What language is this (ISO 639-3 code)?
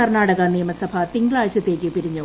mal